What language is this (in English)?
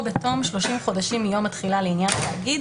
Hebrew